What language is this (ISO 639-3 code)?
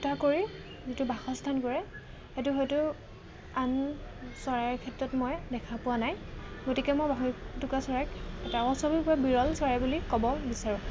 asm